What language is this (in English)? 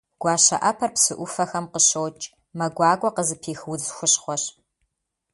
Kabardian